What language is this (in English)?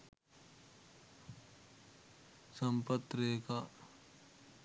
Sinhala